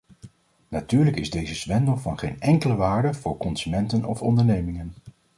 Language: Dutch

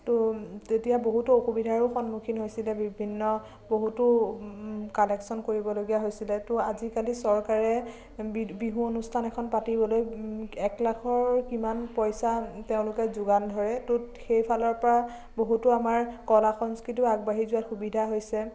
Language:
Assamese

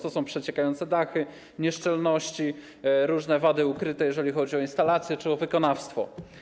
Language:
Polish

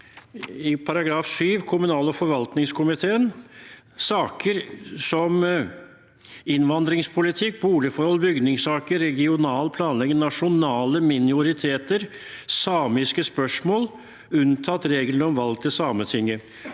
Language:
Norwegian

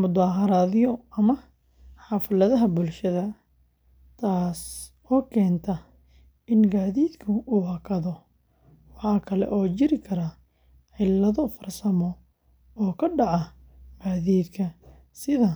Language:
Somali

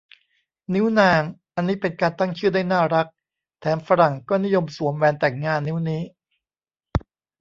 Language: Thai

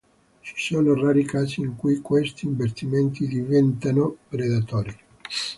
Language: Italian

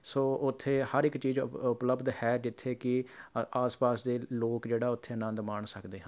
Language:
Punjabi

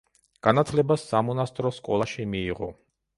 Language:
Georgian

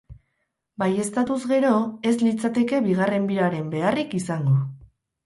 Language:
Basque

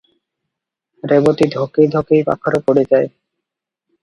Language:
Odia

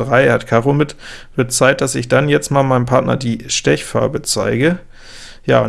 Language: German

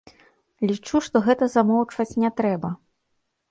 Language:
Belarusian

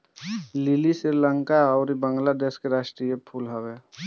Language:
Bhojpuri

